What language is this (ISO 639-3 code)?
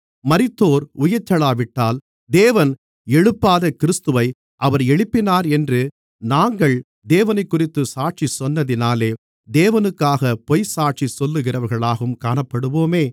tam